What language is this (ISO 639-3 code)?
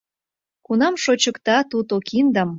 chm